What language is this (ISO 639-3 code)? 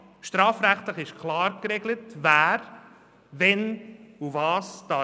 gsw